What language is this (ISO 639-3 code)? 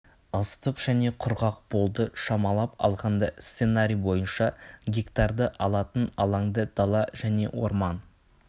kaz